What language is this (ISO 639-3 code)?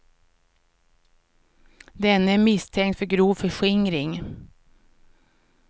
swe